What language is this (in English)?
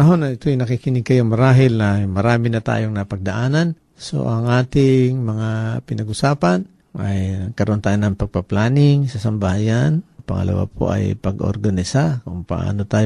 Filipino